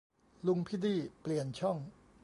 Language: Thai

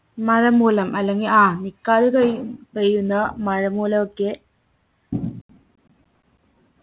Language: Malayalam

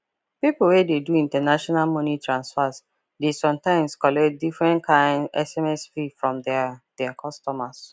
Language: Nigerian Pidgin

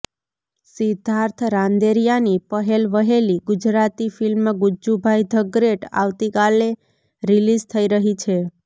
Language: Gujarati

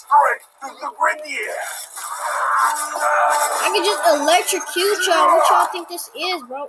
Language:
English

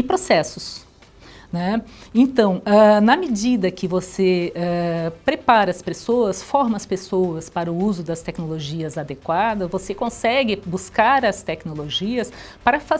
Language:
Portuguese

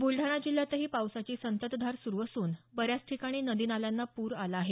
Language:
Marathi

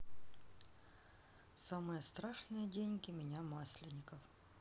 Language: Russian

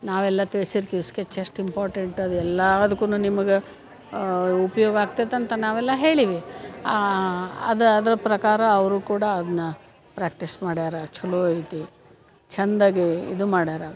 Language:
Kannada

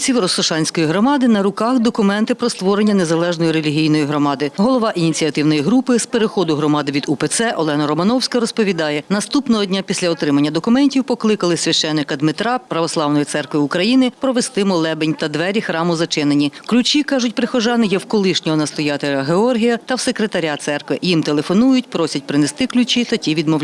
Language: Ukrainian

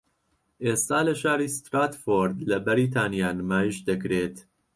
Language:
Central Kurdish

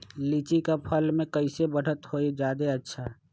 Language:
Magahi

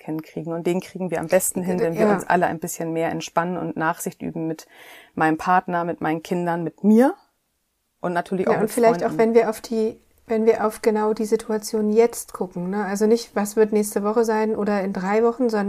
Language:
German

